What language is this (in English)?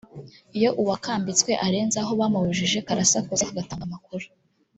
Kinyarwanda